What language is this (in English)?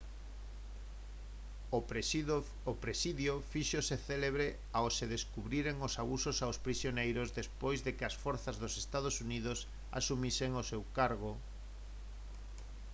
Galician